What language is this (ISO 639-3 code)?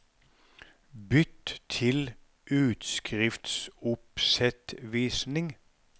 nor